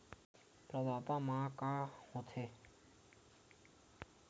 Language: Chhattisgarhi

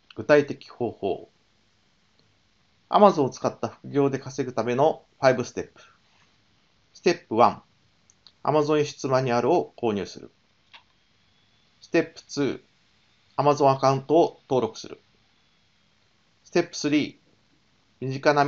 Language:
Japanese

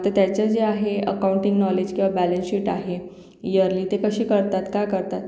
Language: Marathi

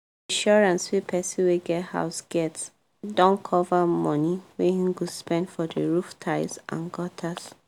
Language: Nigerian Pidgin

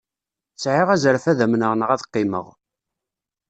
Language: Kabyle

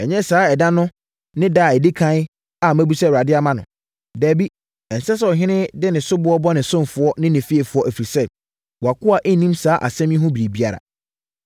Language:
Akan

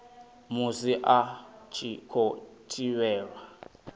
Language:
Venda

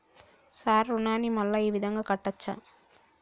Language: Telugu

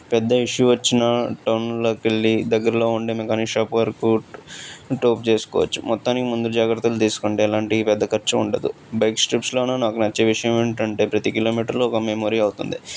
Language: Telugu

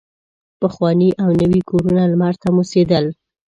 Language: Pashto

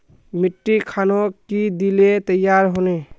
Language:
Magahi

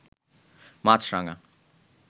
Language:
Bangla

